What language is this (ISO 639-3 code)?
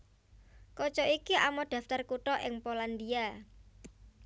jav